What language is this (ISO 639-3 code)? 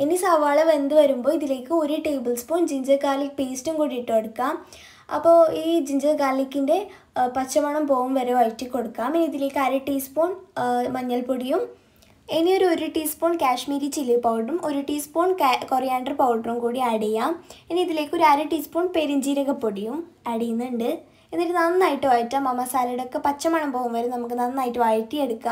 hin